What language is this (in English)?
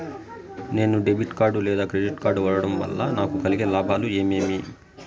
Telugu